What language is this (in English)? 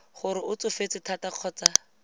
Tswana